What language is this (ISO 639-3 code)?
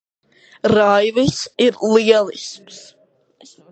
lav